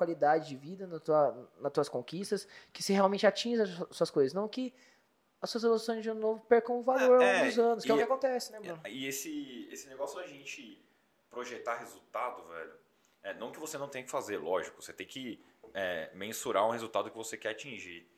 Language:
Portuguese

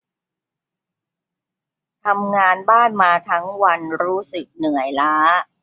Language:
Thai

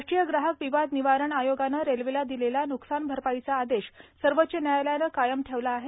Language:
Marathi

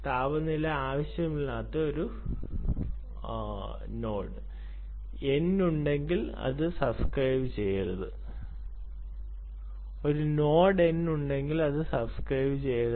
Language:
Malayalam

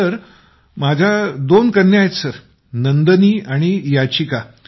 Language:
Marathi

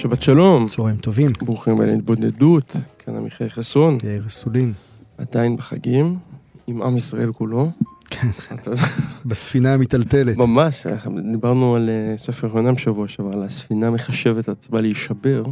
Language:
Hebrew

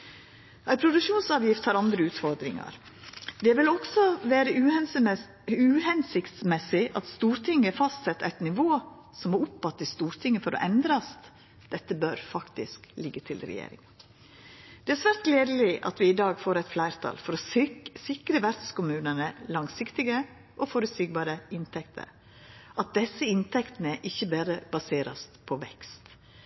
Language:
Norwegian Nynorsk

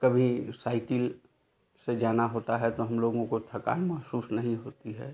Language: Hindi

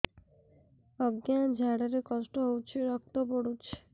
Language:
Odia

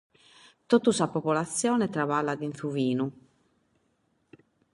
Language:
Sardinian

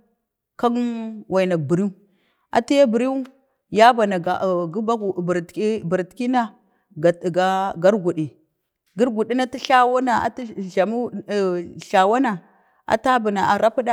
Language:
Bade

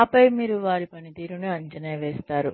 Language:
Telugu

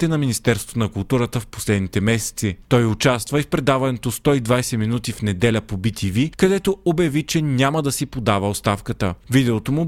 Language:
Bulgarian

